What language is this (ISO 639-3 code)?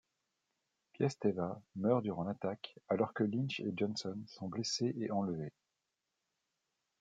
fra